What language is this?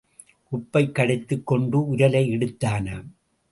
Tamil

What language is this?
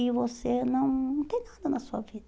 Portuguese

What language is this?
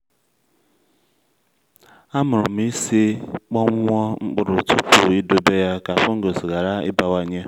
Igbo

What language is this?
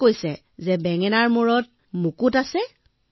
Assamese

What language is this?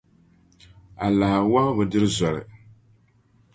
Dagbani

